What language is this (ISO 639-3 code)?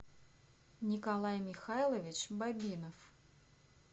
rus